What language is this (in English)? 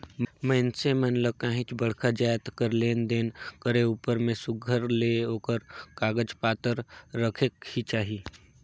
Chhattisgarhi